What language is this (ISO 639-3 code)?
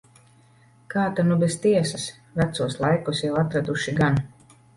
lav